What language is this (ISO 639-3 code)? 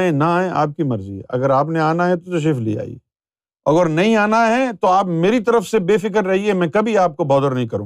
urd